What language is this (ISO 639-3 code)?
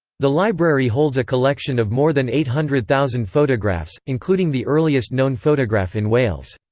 eng